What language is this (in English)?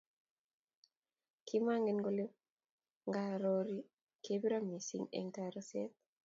Kalenjin